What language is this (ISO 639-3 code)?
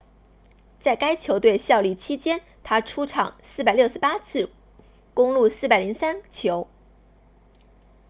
zho